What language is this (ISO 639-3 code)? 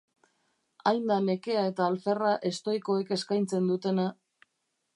eus